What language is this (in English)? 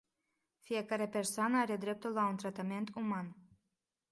Romanian